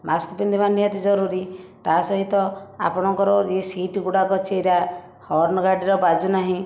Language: Odia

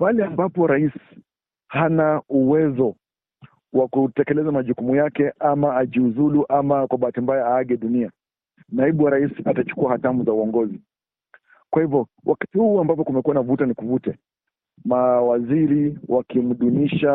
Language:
Swahili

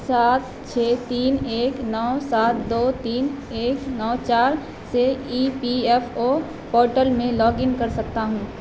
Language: Urdu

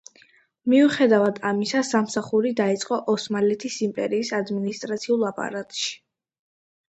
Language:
Georgian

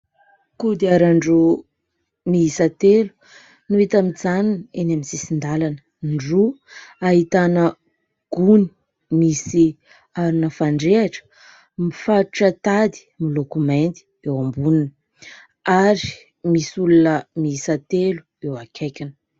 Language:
Malagasy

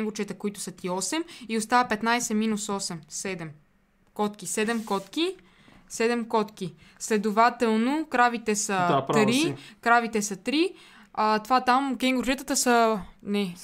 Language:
Bulgarian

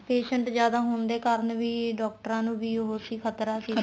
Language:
Punjabi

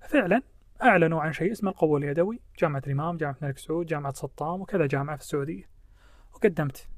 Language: Arabic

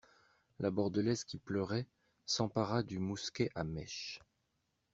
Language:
French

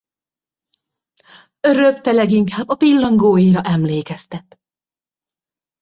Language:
Hungarian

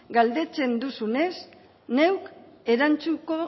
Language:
Basque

